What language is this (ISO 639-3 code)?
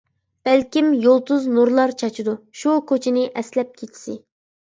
uig